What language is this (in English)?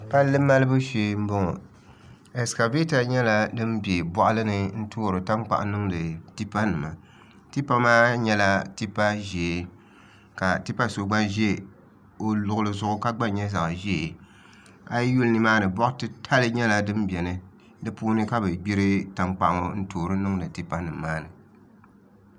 Dagbani